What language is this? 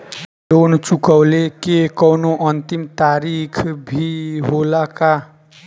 Bhojpuri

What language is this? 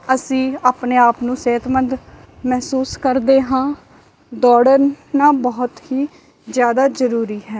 Punjabi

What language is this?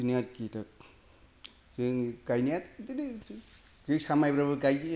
Bodo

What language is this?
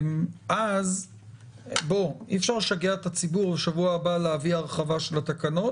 Hebrew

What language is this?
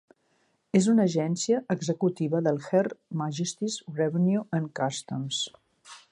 Catalan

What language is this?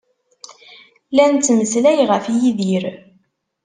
Kabyle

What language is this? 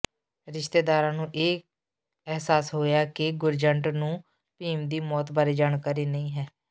Punjabi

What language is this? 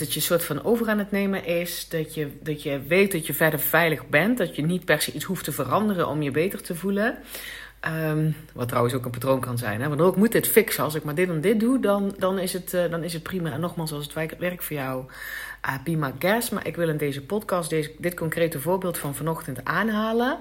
Dutch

